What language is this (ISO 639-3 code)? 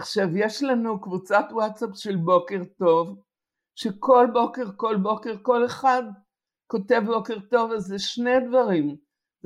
heb